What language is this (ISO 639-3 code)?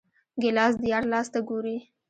pus